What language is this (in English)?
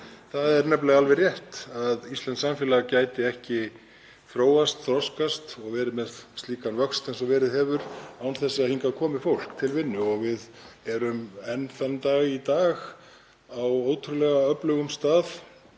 Icelandic